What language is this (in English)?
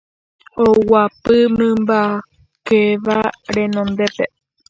Guarani